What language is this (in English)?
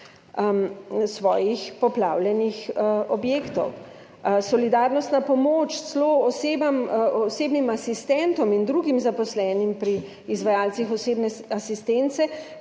Slovenian